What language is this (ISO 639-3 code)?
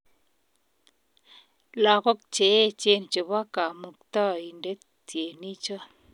kln